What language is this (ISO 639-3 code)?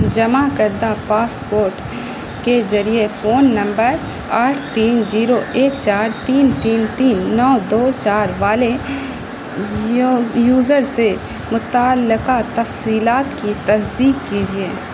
urd